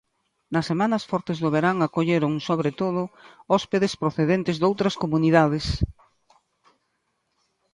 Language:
Galician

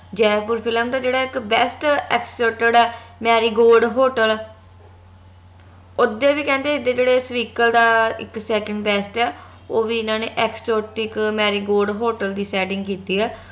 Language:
Punjabi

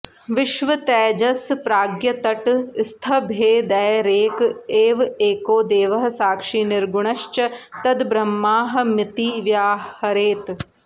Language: Sanskrit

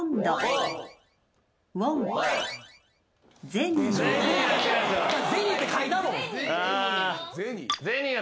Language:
Japanese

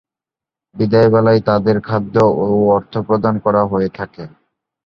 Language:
Bangla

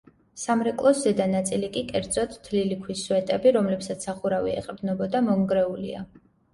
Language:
Georgian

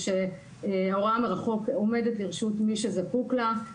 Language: Hebrew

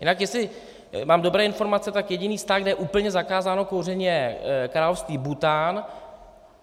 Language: Czech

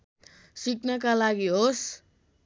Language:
Nepali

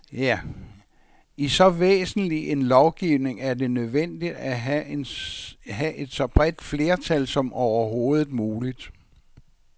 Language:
Danish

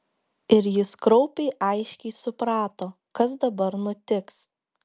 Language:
Lithuanian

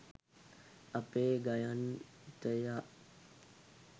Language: Sinhala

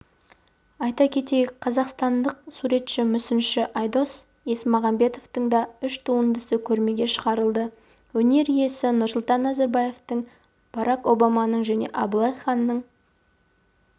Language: Kazakh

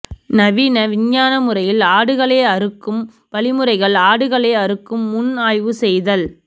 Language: Tamil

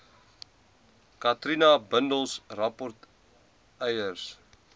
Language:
Afrikaans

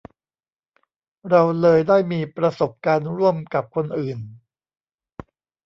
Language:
Thai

